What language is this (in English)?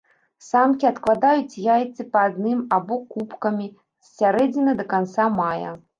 Belarusian